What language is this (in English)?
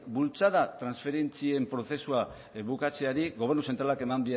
Basque